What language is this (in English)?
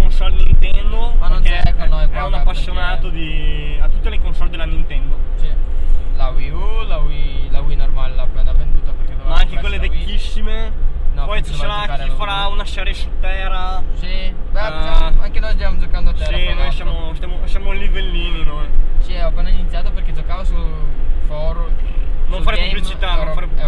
Italian